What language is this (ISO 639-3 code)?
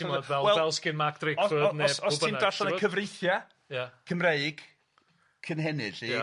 cym